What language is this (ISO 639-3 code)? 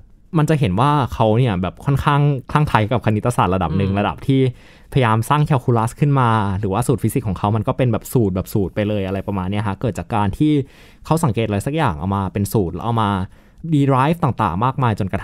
tha